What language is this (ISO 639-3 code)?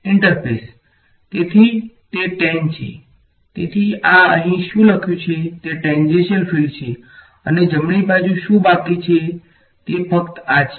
guj